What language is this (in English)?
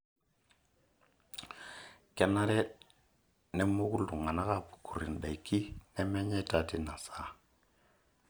Masai